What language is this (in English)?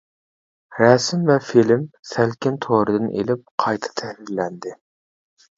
Uyghur